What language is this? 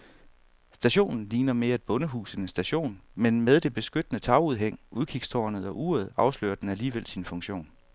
Danish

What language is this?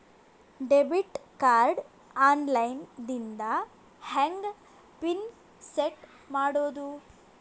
Kannada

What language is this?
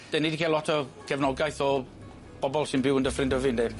Welsh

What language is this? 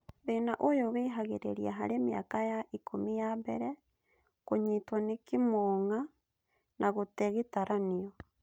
Kikuyu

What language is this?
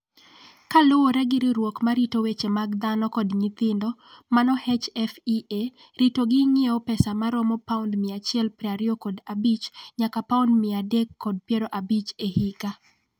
Luo (Kenya and Tanzania)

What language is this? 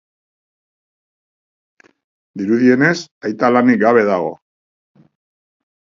Basque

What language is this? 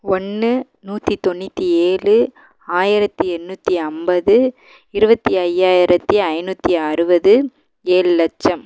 Tamil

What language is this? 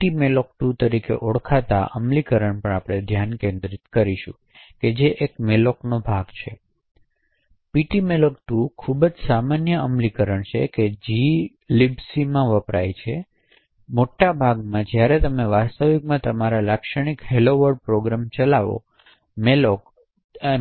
Gujarati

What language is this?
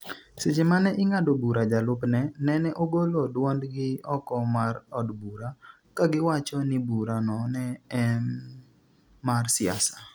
Luo (Kenya and Tanzania)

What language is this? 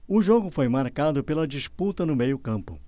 Portuguese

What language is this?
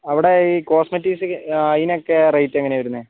Malayalam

